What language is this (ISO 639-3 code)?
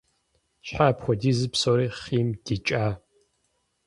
kbd